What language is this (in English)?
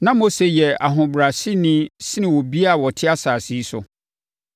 Akan